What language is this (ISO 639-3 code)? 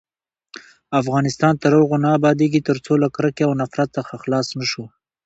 pus